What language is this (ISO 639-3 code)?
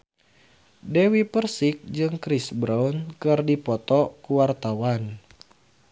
sun